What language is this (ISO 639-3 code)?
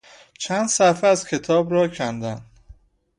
fas